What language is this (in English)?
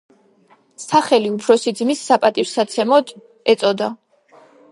Georgian